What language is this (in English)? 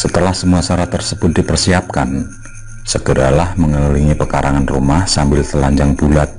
Indonesian